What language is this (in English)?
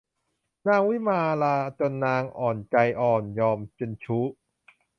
Thai